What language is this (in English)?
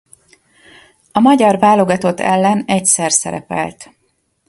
Hungarian